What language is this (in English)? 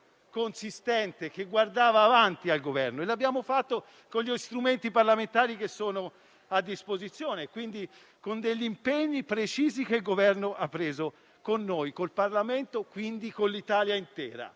Italian